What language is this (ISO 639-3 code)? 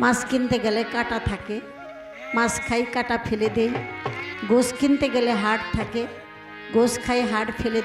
ara